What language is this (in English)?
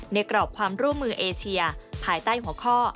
Thai